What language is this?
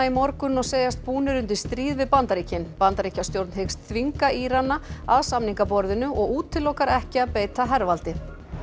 Icelandic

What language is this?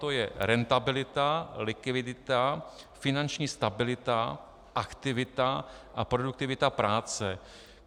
Czech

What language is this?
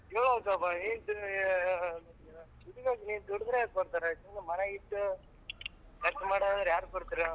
Kannada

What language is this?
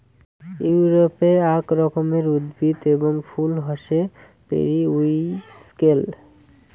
Bangla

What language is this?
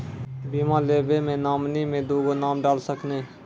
Maithili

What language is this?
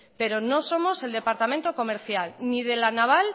Spanish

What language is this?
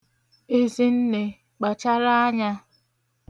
Igbo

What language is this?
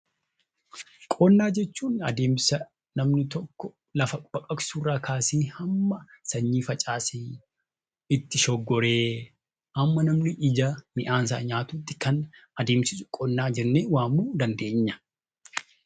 Oromo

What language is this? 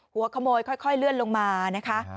Thai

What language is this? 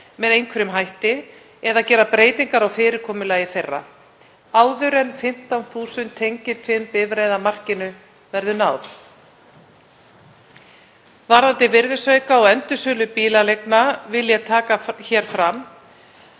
Icelandic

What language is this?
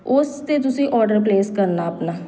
Punjabi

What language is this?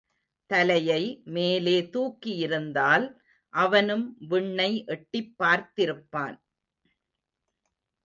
Tamil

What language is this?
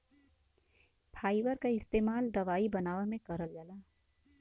Bhojpuri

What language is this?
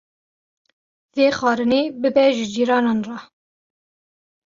Kurdish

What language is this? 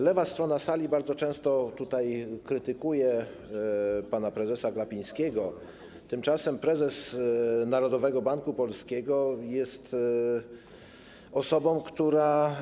Polish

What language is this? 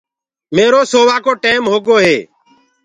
Gurgula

